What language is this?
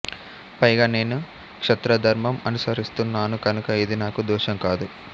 Telugu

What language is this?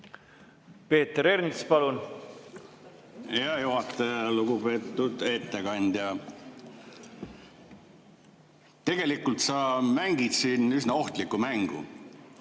Estonian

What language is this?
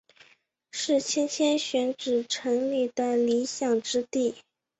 Chinese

